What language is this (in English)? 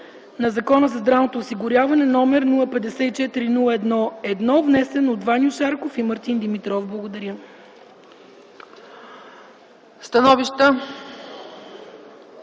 Bulgarian